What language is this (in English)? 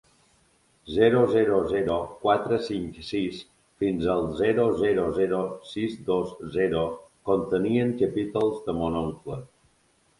Catalan